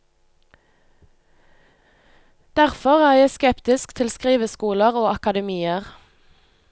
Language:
Norwegian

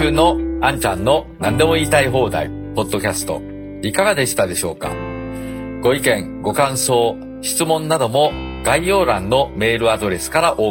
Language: Japanese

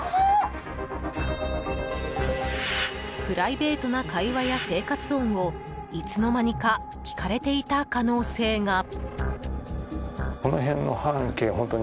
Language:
Japanese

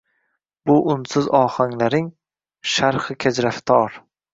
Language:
Uzbek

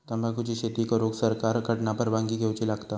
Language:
Marathi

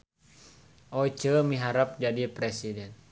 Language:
Sundanese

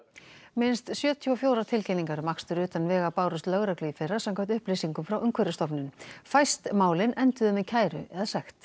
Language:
Icelandic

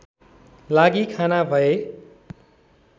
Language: Nepali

